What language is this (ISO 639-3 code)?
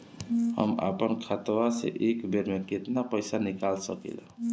bho